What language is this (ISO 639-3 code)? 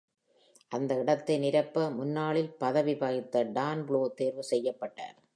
tam